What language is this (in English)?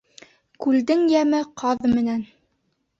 Bashkir